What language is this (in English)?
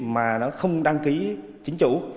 Vietnamese